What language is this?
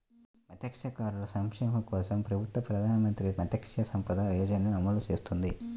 Telugu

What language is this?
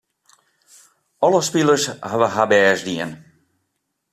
Western Frisian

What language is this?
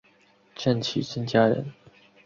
Chinese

